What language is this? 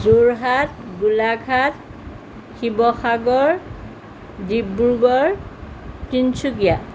Assamese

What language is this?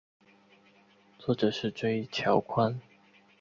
Chinese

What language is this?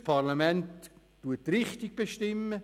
Swiss German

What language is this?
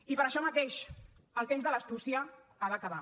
Catalan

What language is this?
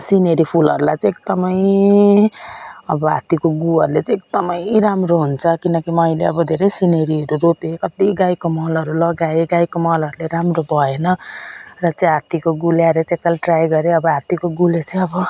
Nepali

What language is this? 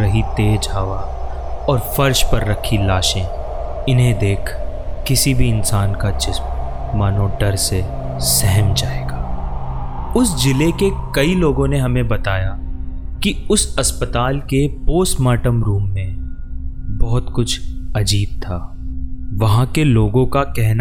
Hindi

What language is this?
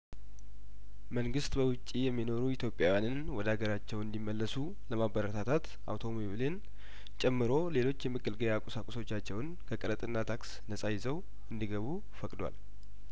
Amharic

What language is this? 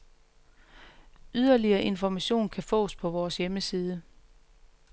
Danish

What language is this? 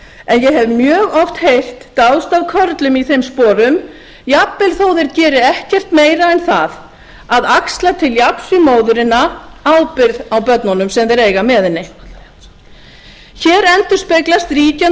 Icelandic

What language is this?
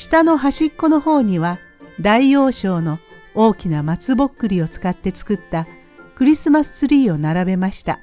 Japanese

